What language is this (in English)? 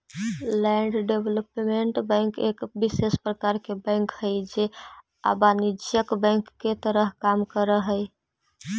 Magahi